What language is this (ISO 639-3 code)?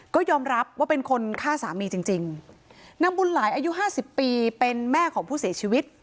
tha